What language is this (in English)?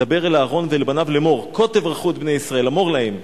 Hebrew